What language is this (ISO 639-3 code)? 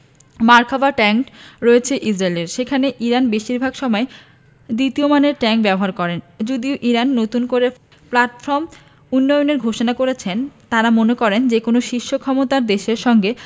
ben